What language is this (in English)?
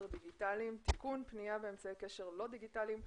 Hebrew